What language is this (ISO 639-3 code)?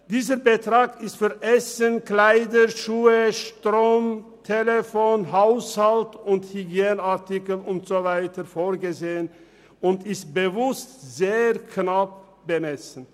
gsw